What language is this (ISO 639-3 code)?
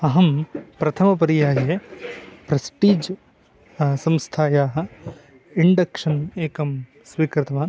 san